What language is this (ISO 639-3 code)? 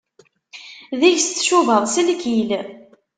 kab